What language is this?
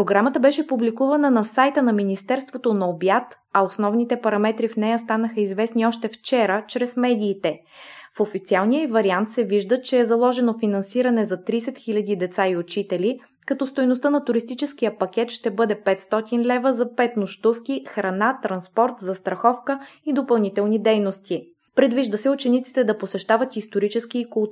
Bulgarian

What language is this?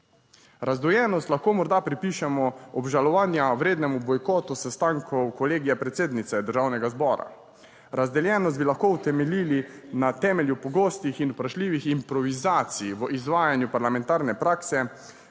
Slovenian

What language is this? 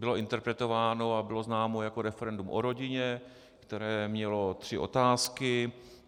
Czech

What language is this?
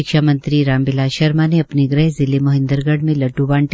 Hindi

